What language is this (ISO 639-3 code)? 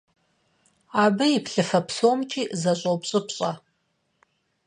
kbd